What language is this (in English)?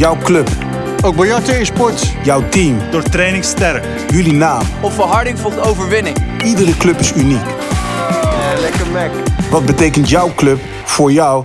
Dutch